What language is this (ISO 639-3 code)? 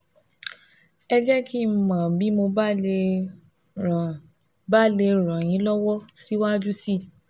yor